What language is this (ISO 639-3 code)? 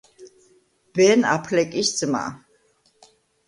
kat